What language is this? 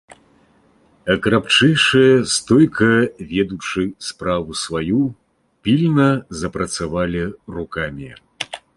Belarusian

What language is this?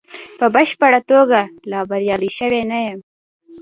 Pashto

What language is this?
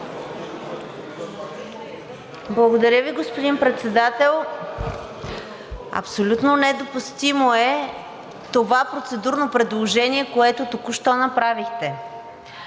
Bulgarian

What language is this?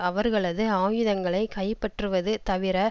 Tamil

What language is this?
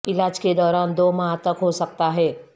Urdu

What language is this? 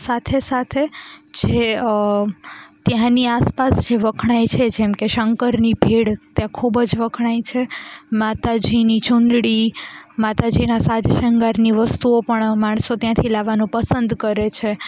Gujarati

